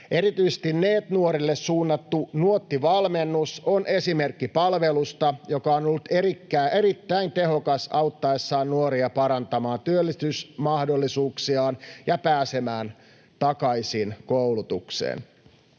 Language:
Finnish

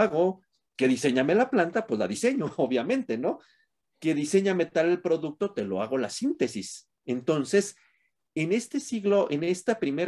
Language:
Spanish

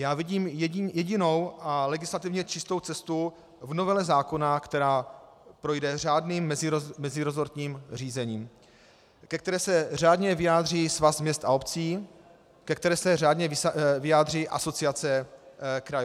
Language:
Czech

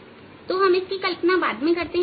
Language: Hindi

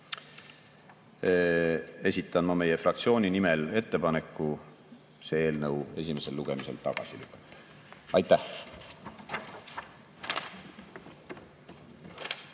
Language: Estonian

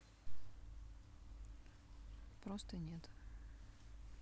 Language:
Russian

